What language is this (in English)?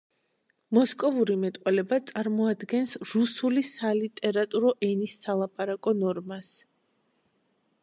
Georgian